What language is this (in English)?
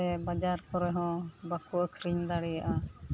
Santali